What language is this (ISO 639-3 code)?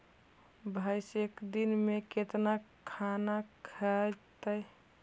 mag